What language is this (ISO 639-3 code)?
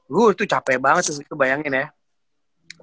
ind